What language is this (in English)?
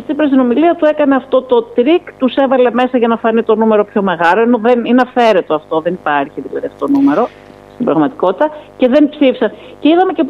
Greek